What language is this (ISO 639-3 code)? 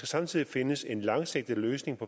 dan